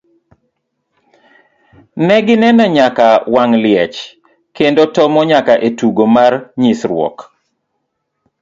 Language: Luo (Kenya and Tanzania)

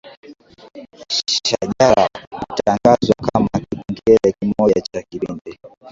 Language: Swahili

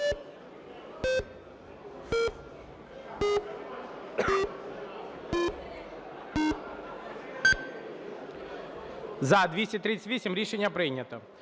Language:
Ukrainian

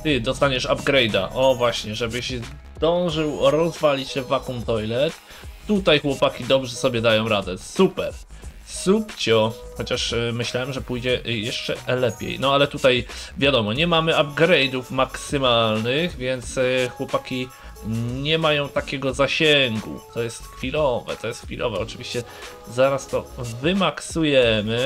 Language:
Polish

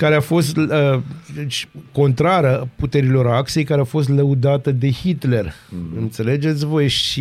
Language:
Romanian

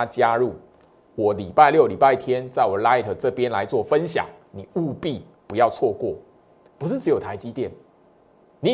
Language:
Chinese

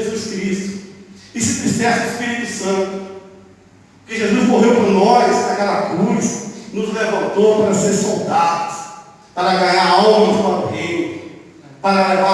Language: Portuguese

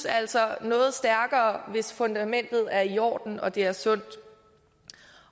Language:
Danish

